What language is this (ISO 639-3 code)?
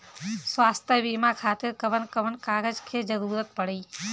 bho